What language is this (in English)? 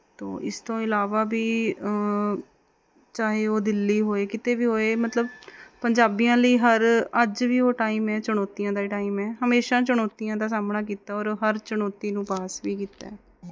Punjabi